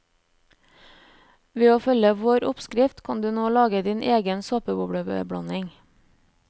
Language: Norwegian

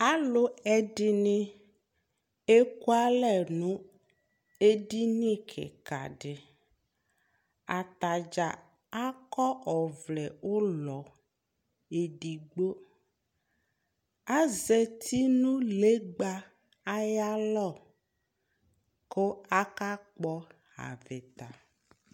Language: Ikposo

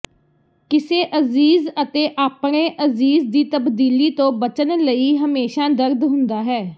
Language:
Punjabi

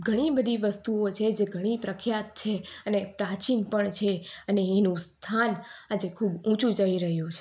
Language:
Gujarati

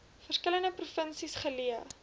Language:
Afrikaans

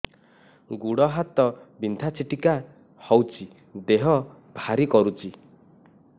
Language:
Odia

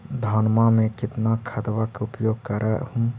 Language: Magahi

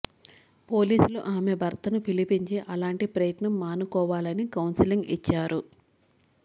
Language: Telugu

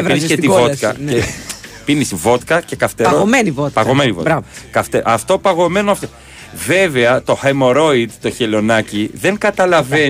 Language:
Greek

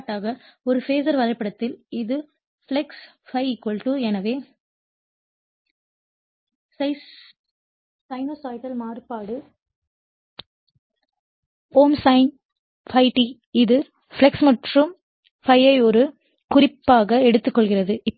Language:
Tamil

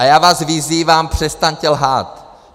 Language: Czech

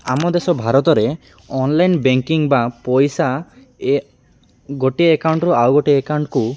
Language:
Odia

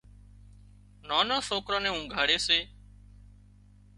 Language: Wadiyara Koli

